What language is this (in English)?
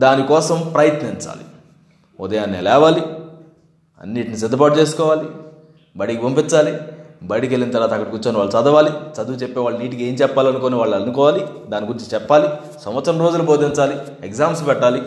Telugu